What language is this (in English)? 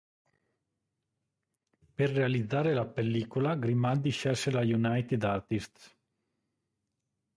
Italian